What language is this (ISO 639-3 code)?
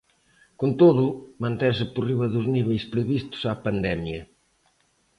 glg